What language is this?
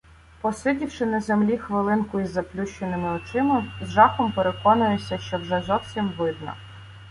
Ukrainian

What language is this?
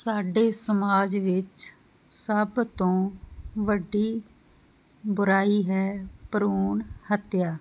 Punjabi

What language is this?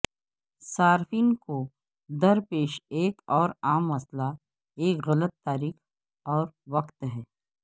Urdu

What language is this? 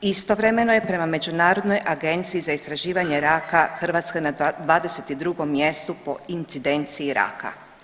Croatian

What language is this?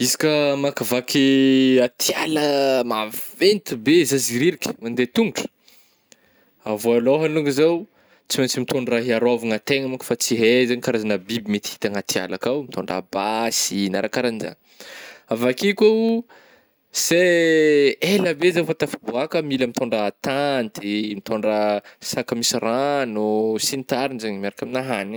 Northern Betsimisaraka Malagasy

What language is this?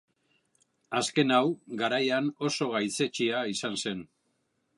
Basque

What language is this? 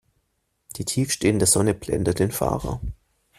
German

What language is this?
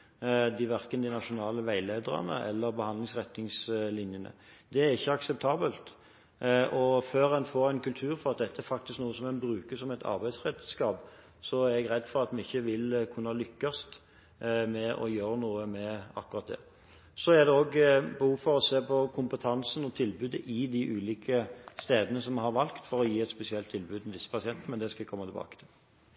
Norwegian Bokmål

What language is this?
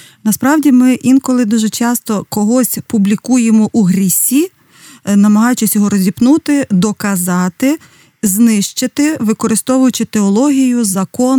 Ukrainian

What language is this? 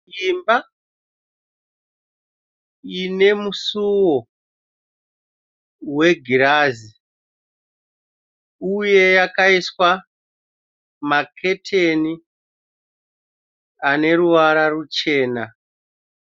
Shona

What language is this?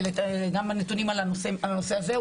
Hebrew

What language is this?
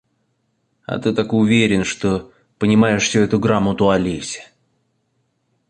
Russian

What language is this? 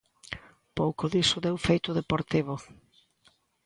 Galician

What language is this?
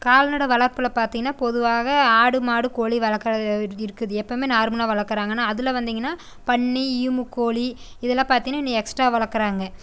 Tamil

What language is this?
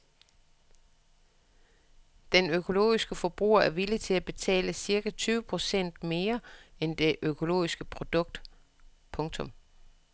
Danish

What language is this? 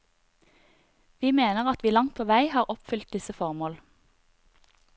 Norwegian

